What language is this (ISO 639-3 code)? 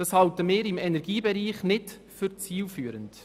gsw